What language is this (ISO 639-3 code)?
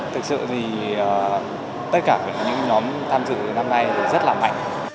vie